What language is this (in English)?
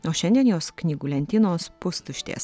Lithuanian